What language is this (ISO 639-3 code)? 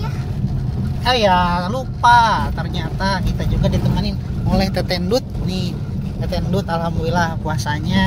ind